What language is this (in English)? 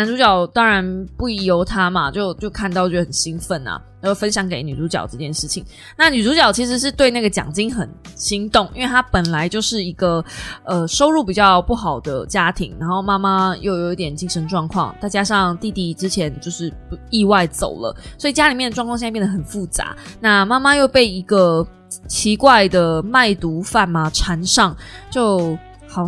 Chinese